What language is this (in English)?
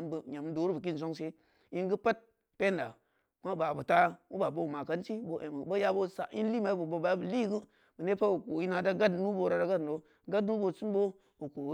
Samba Leko